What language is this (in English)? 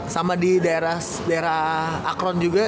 Indonesian